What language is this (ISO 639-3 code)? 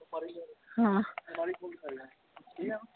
pan